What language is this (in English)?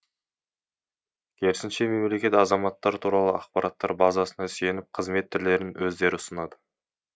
Kazakh